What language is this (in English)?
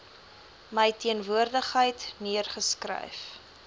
Afrikaans